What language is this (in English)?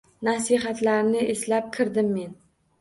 Uzbek